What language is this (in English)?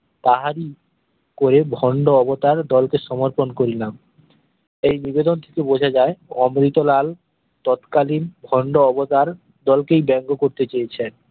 Bangla